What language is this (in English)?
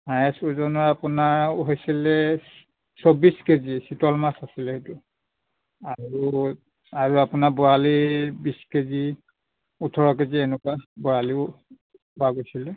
Assamese